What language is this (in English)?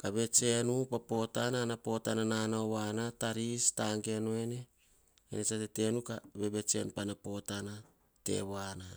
Hahon